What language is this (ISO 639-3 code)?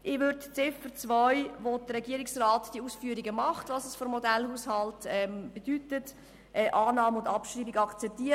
gsw